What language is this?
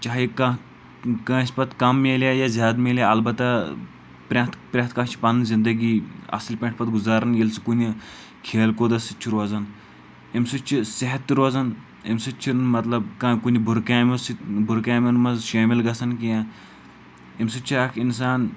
Kashmiri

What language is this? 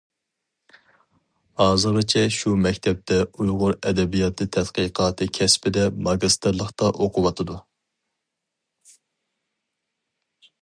Uyghur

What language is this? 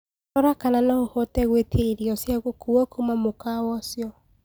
Kikuyu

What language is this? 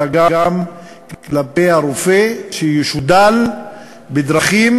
Hebrew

